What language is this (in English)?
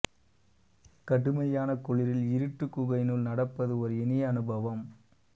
Tamil